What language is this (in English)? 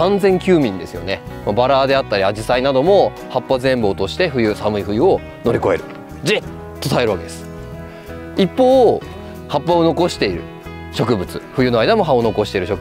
Japanese